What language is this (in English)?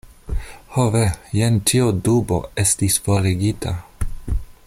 Esperanto